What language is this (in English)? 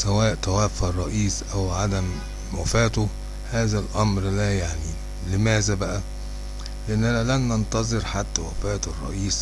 Arabic